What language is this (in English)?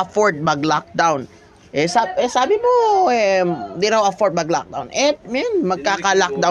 Filipino